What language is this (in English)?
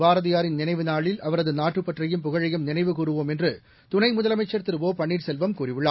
Tamil